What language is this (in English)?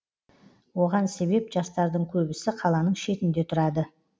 Kazakh